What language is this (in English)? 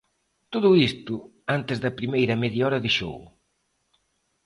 Galician